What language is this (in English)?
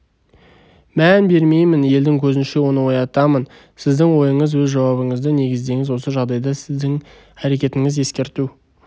Kazakh